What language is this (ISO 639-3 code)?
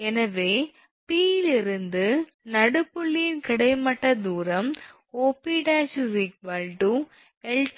tam